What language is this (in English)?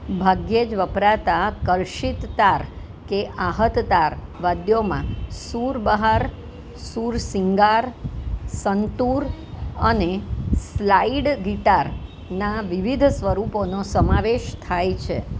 Gujarati